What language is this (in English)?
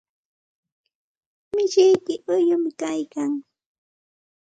Santa Ana de Tusi Pasco Quechua